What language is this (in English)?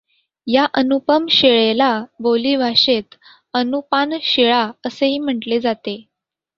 Marathi